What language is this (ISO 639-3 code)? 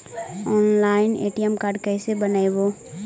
mag